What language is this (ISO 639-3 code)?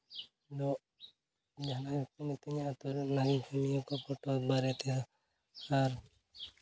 sat